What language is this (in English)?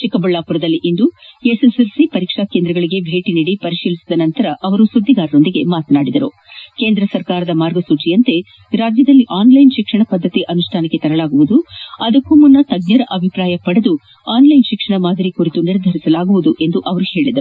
Kannada